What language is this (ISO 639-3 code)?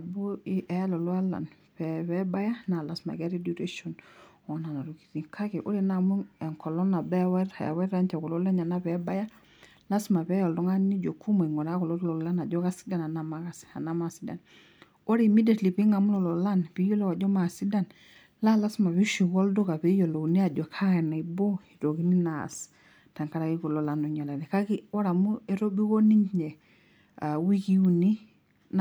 mas